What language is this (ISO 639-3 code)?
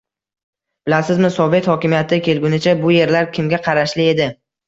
uzb